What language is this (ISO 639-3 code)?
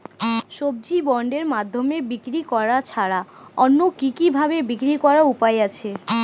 ben